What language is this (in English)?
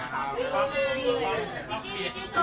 Thai